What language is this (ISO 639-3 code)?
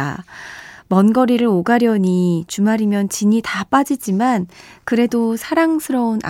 kor